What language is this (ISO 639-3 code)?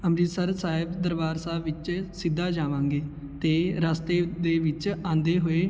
pan